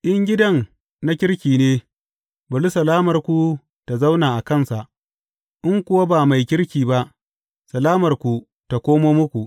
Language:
Hausa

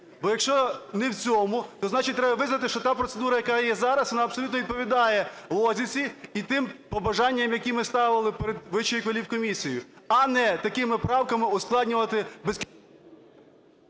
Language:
Ukrainian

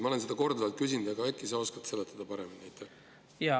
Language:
Estonian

